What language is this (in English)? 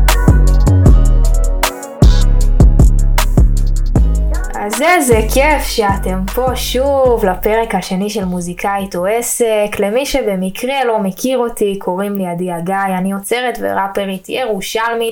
Hebrew